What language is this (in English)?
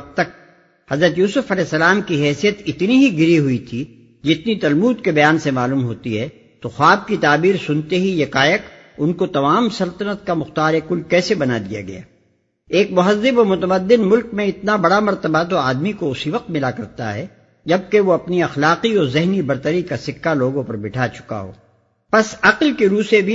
Urdu